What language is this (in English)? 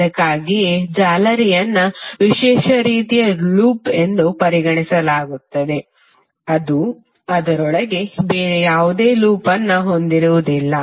Kannada